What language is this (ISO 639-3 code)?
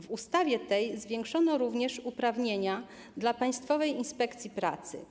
pol